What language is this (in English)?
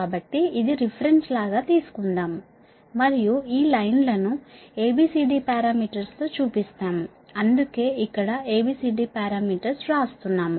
Telugu